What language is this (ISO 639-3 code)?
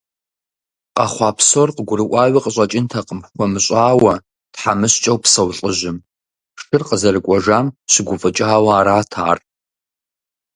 kbd